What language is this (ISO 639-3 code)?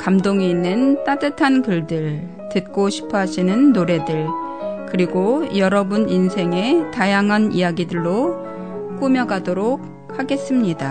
kor